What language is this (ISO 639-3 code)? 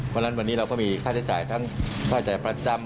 tha